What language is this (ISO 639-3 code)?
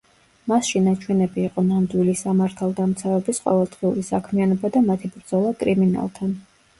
kat